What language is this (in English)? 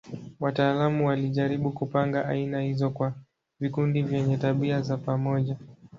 Swahili